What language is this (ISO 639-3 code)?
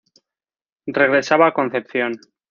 spa